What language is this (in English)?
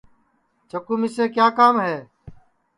Sansi